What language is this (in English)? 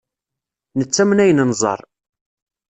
Kabyle